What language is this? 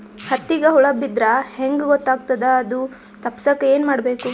Kannada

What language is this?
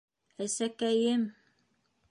Bashkir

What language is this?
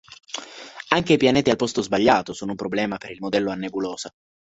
Italian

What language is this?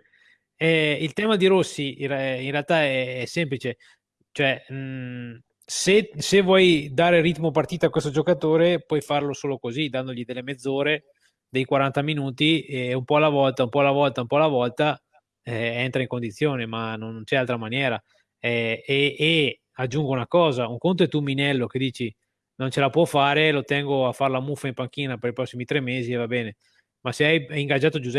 Italian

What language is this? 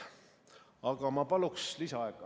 Estonian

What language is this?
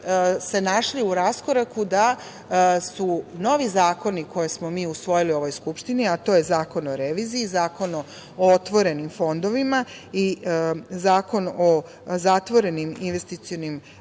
Serbian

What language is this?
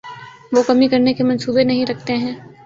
Urdu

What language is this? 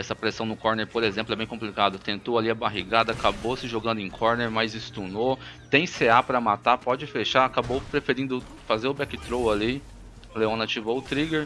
Portuguese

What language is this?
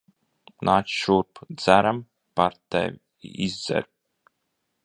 Latvian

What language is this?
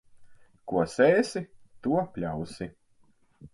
Latvian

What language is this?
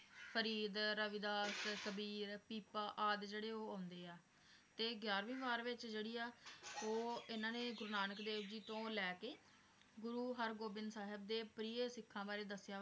Punjabi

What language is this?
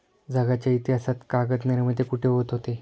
Marathi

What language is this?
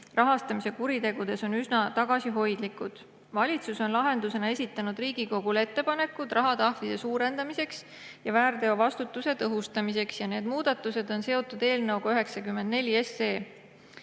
Estonian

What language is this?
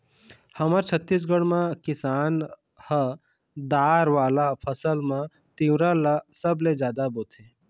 Chhattisgarhi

